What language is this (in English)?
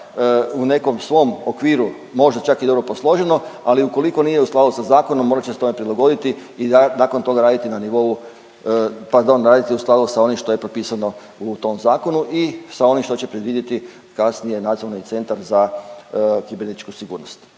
Croatian